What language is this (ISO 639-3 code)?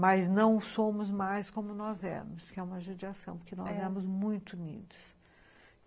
por